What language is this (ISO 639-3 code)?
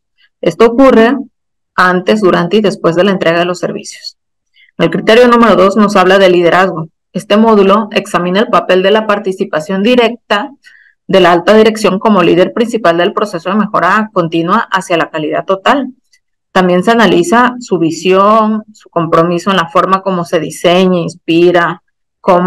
spa